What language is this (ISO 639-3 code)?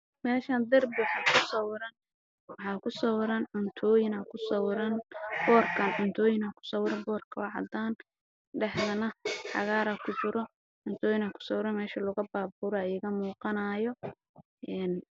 som